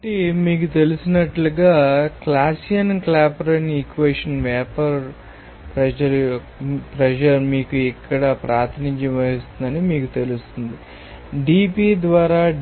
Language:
Telugu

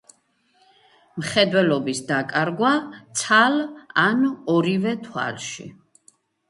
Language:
Georgian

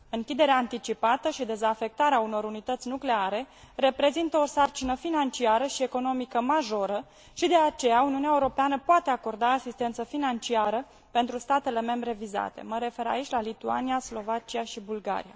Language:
Romanian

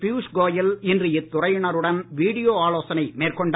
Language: Tamil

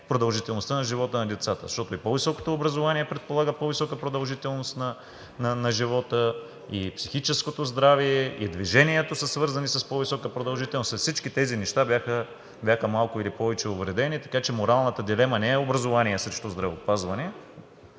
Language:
Bulgarian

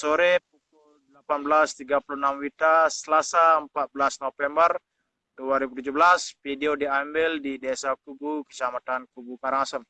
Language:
Indonesian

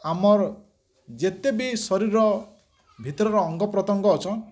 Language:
Odia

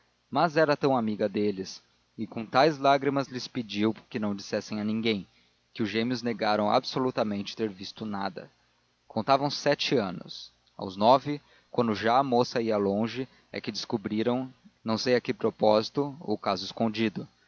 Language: Portuguese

